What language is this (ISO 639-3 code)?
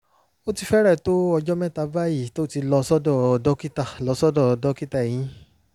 yor